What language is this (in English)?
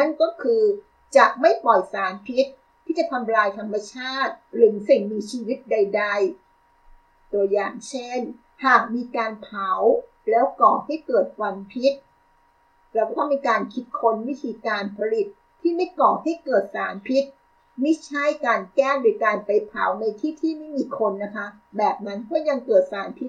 Thai